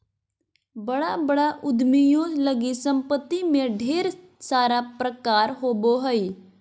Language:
Magahi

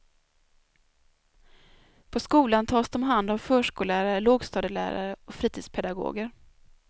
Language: Swedish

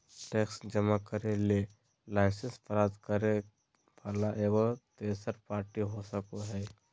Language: Magahi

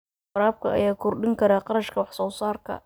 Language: Somali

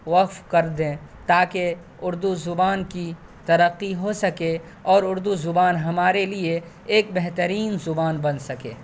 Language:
Urdu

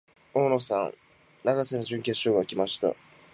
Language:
Japanese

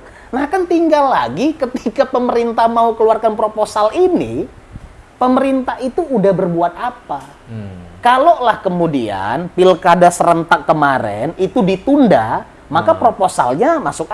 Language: Indonesian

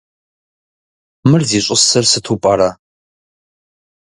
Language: Kabardian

